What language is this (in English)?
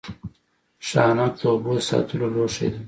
Pashto